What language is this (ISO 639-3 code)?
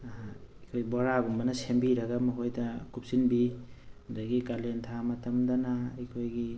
mni